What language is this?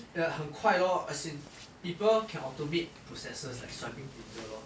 English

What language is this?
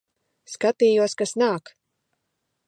Latvian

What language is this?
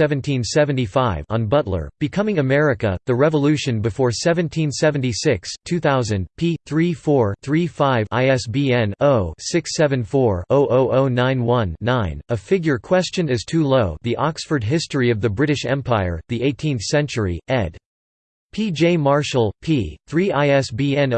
English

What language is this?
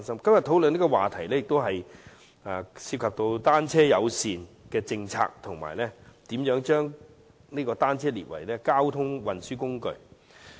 Cantonese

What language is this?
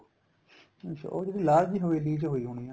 Punjabi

